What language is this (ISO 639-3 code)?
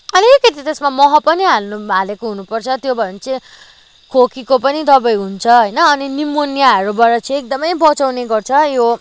nep